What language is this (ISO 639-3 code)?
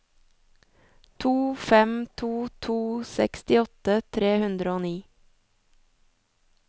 nor